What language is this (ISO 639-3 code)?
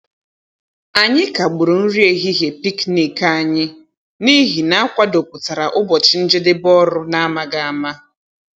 ibo